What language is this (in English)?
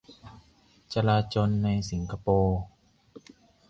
Thai